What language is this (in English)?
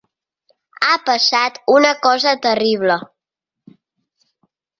Catalan